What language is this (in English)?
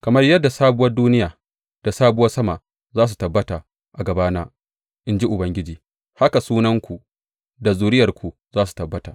Hausa